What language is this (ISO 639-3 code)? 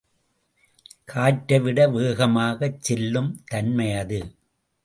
tam